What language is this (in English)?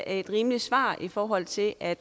Danish